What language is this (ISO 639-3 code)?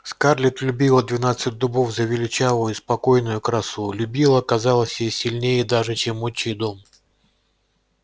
rus